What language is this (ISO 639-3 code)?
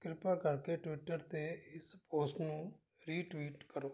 pan